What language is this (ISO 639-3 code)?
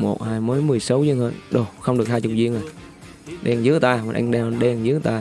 vie